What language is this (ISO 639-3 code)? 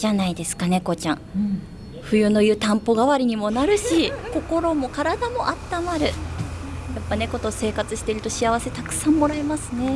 jpn